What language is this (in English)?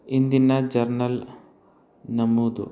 Kannada